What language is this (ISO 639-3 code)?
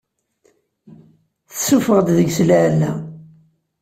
kab